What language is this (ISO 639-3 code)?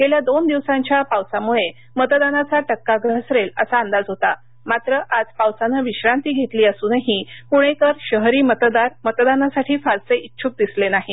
mar